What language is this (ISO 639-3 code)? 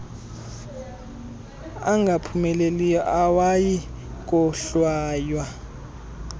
xho